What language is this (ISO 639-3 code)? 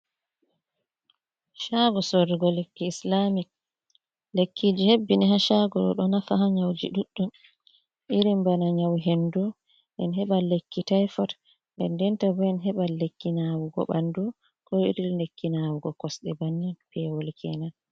ful